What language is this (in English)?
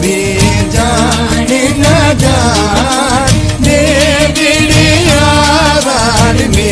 Indonesian